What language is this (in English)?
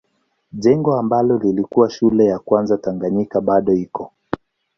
Swahili